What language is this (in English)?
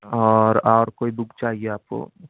Urdu